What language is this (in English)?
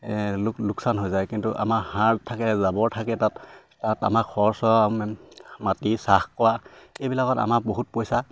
Assamese